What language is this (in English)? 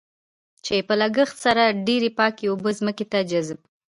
Pashto